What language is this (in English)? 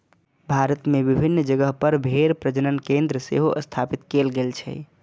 Maithili